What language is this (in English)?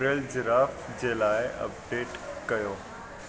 Sindhi